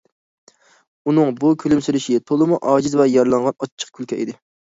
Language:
Uyghur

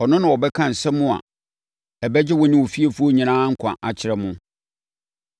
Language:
Akan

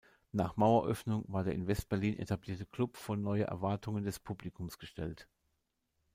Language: German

